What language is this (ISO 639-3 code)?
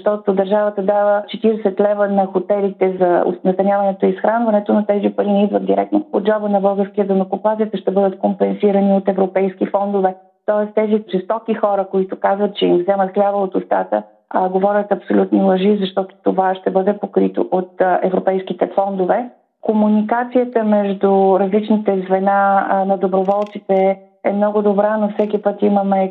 bul